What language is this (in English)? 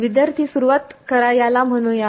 Marathi